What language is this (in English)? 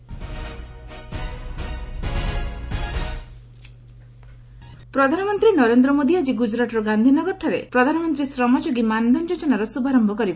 Odia